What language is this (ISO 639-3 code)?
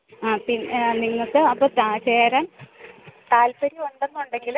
mal